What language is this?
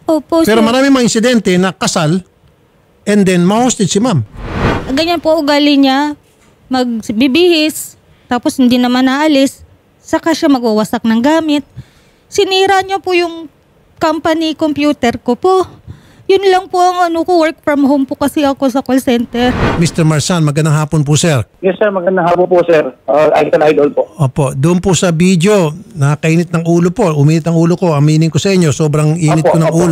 Filipino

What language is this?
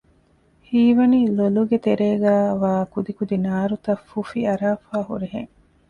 Divehi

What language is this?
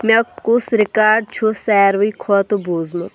Kashmiri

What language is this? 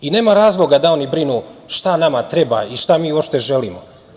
Serbian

